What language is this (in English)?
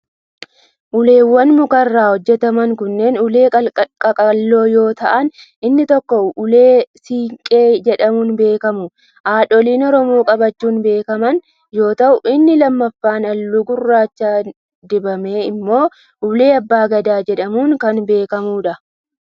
Oromo